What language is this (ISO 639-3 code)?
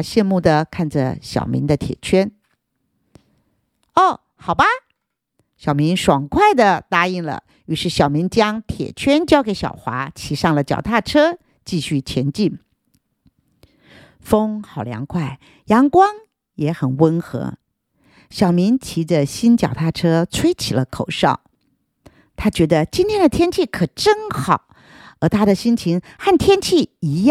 zho